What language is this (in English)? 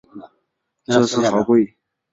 Chinese